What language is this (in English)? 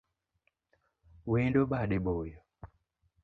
Luo (Kenya and Tanzania)